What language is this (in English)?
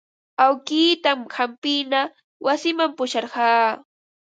Ambo-Pasco Quechua